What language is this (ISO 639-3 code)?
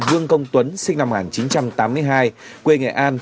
vie